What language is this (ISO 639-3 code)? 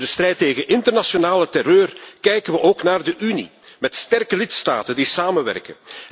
nld